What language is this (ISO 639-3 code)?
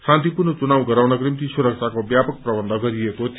nep